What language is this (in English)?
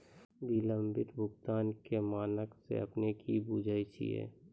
Maithili